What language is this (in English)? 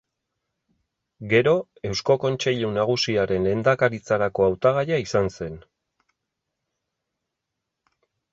Basque